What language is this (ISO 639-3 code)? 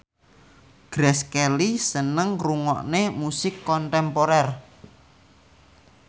jav